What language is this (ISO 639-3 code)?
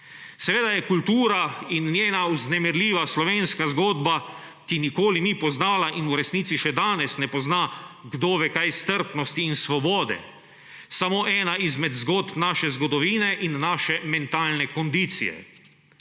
slv